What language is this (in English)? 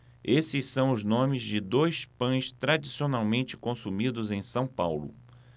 Portuguese